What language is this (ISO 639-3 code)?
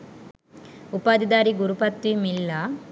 sin